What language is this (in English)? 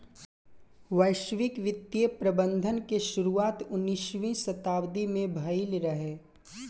Bhojpuri